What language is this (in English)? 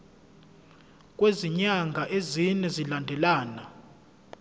Zulu